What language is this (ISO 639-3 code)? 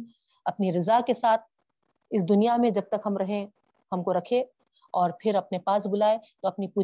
urd